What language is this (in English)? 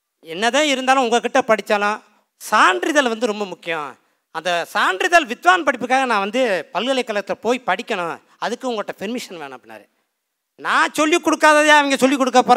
Tamil